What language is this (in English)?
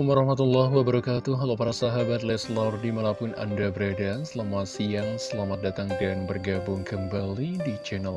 Indonesian